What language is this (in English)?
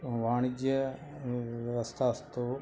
Sanskrit